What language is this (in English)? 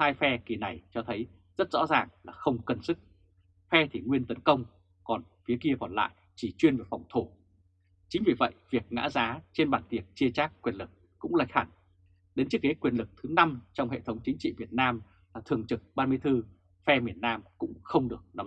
Vietnamese